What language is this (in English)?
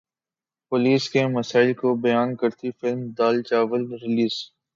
Urdu